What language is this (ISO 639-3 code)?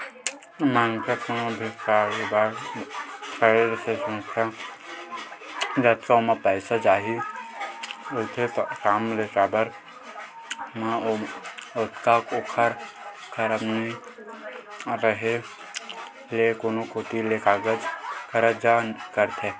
hne